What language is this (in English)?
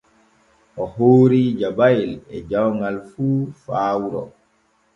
Borgu Fulfulde